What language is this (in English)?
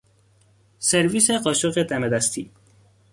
Persian